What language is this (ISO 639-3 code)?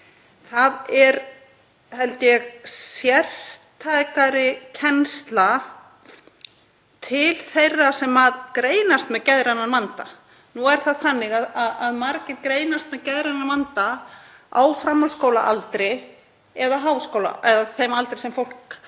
isl